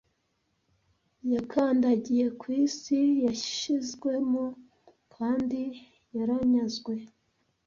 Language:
Kinyarwanda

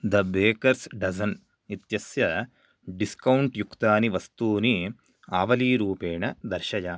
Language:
Sanskrit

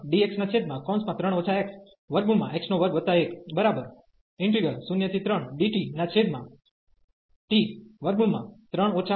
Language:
Gujarati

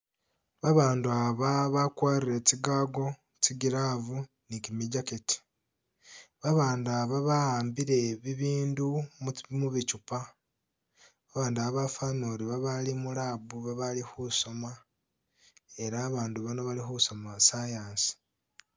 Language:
Masaaba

